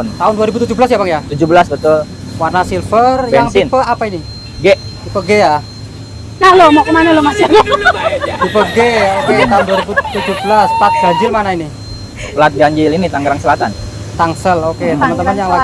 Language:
Indonesian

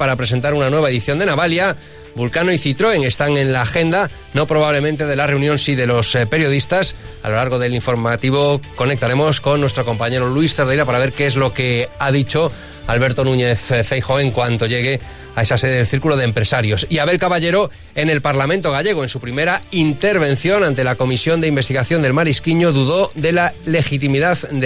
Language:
Spanish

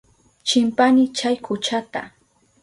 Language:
Southern Pastaza Quechua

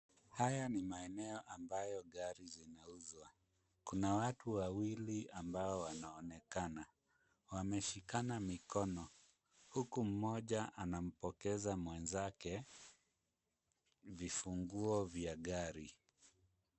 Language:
Swahili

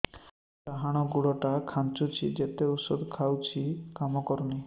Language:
Odia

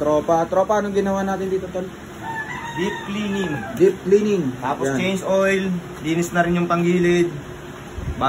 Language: Filipino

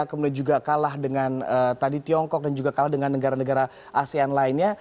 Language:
Indonesian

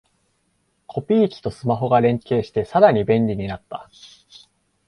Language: Japanese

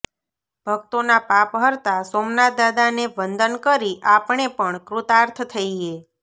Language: Gujarati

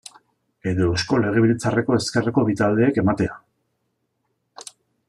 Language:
Basque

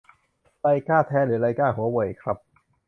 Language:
Thai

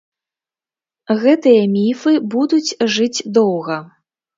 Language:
Belarusian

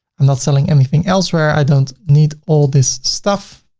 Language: English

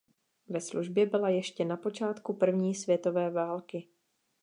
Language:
Czech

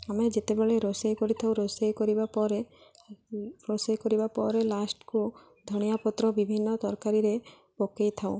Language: Odia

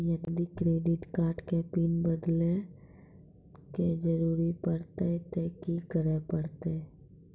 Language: Maithili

